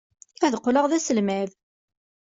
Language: Kabyle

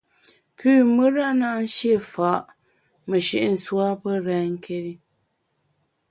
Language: Bamun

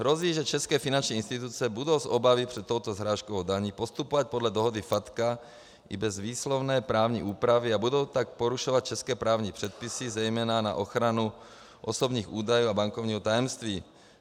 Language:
Czech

